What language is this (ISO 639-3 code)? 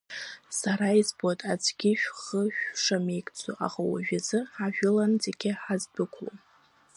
abk